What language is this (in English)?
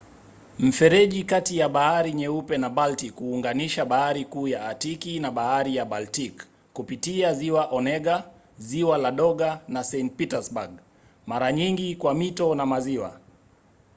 Swahili